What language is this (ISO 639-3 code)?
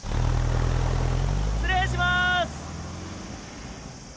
jpn